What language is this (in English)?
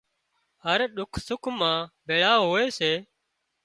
Wadiyara Koli